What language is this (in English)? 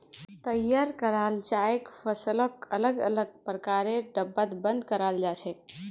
Magahi